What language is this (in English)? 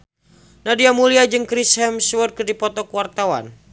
Sundanese